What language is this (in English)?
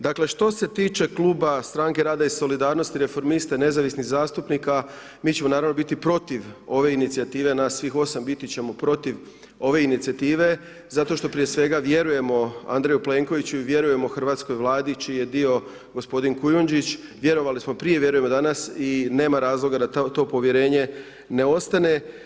Croatian